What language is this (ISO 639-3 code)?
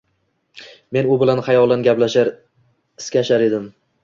uzb